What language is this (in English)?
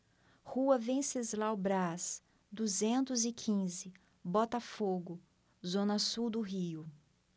Portuguese